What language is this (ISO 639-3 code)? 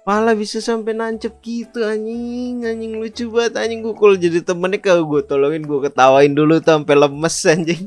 ind